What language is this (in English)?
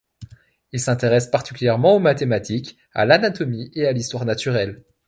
French